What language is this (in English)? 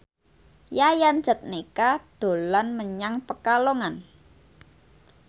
Javanese